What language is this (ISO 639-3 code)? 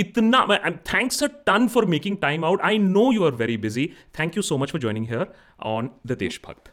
hin